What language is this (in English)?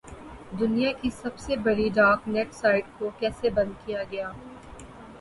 Urdu